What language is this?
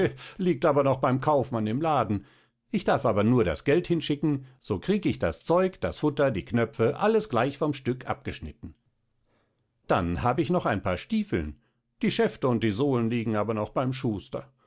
German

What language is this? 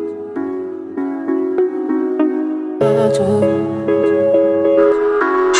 Arabic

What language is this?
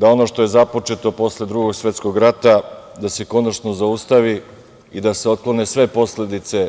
Serbian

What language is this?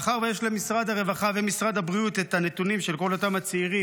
Hebrew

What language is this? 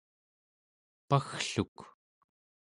Central Yupik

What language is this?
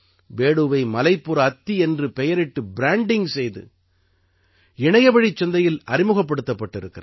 Tamil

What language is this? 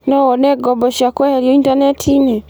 Kikuyu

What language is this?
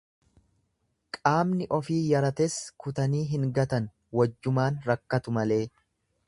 Oromo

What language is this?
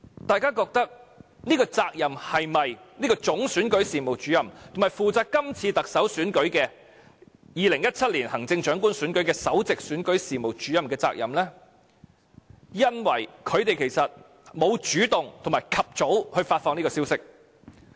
Cantonese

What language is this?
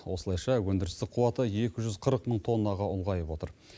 Kazakh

